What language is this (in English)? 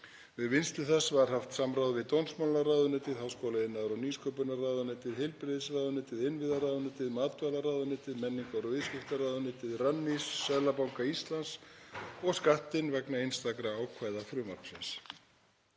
Icelandic